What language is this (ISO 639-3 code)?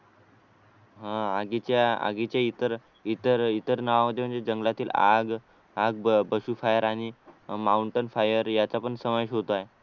mar